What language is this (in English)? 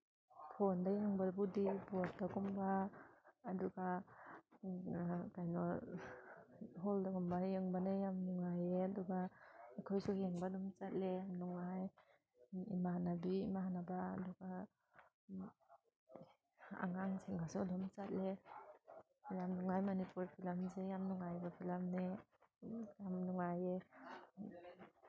Manipuri